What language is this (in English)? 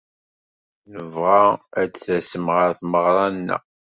Kabyle